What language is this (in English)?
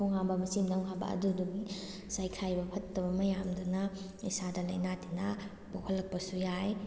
Manipuri